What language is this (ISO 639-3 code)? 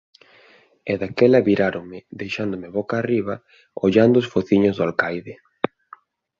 glg